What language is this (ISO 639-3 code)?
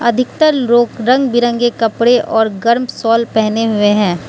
hin